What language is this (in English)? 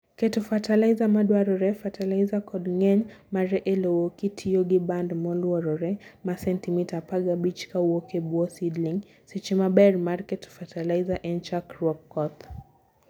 Luo (Kenya and Tanzania)